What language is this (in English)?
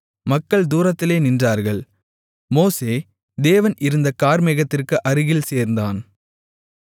Tamil